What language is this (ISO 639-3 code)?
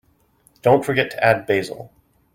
eng